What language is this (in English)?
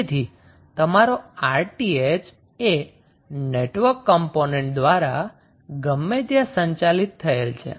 Gujarati